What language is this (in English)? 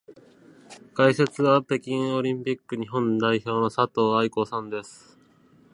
Japanese